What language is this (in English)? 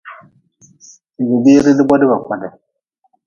Nawdm